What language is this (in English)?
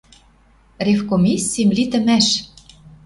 Western Mari